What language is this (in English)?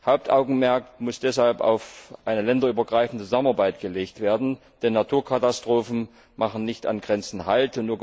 German